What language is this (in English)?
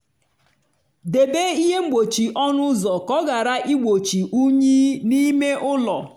Igbo